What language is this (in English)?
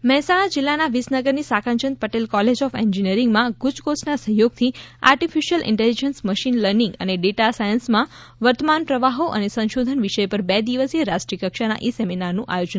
Gujarati